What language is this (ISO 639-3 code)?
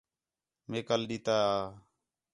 xhe